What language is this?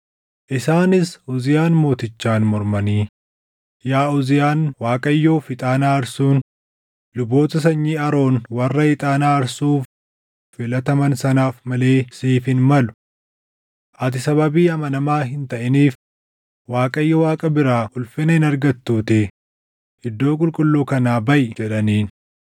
Oromo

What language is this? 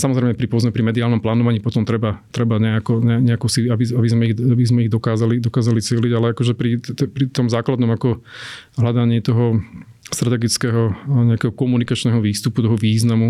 Slovak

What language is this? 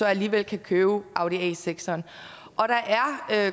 Danish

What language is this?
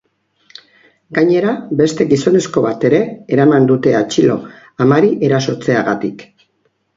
Basque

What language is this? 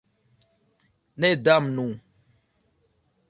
Esperanto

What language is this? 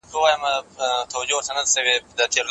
Pashto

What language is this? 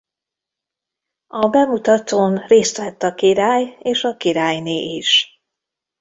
Hungarian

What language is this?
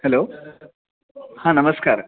Marathi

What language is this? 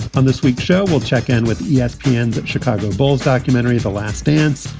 English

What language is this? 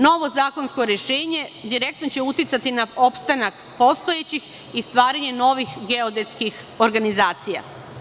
Serbian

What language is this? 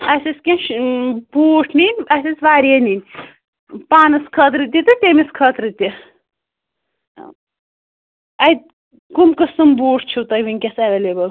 Kashmiri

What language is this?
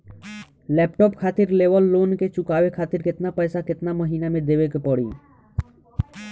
Bhojpuri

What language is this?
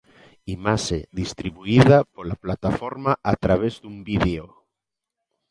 Galician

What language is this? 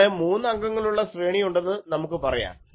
Malayalam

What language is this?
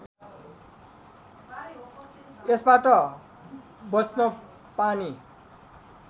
Nepali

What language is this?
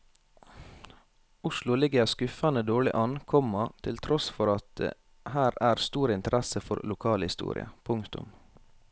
Norwegian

